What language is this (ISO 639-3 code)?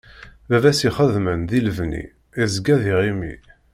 kab